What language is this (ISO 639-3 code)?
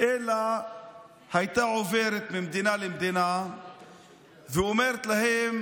heb